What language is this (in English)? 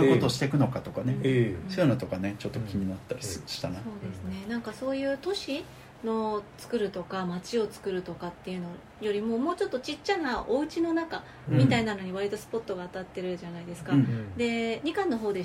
Japanese